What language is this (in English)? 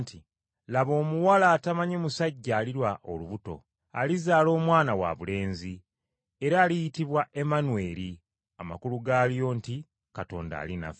Ganda